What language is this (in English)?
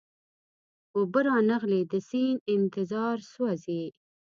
Pashto